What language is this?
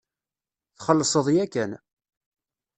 Kabyle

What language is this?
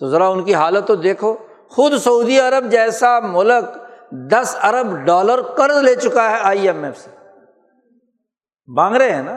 Urdu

